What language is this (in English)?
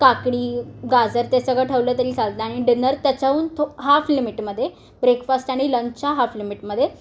Marathi